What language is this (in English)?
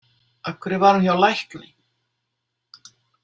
Icelandic